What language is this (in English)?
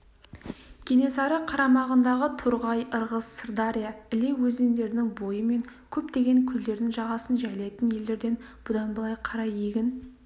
Kazakh